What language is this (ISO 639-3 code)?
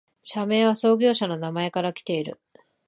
jpn